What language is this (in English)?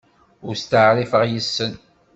Kabyle